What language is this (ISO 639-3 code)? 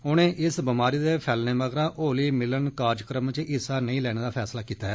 doi